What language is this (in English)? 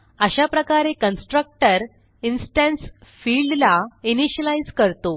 Marathi